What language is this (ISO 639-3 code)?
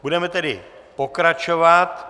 ces